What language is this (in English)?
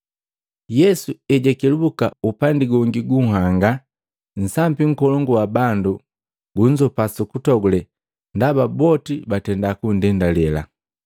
Matengo